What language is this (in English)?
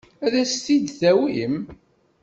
Kabyle